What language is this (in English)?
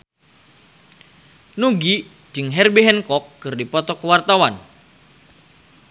Sundanese